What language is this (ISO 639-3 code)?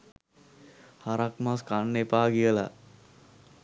sin